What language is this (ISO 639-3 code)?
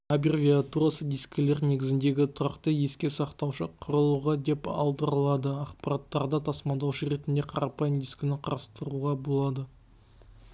kaz